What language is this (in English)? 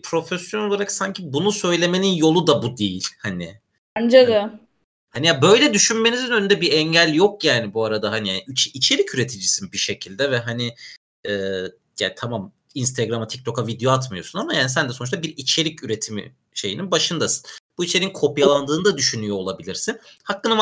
Turkish